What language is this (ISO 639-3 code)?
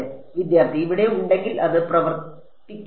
mal